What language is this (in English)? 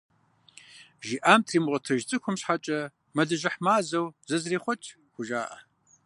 Kabardian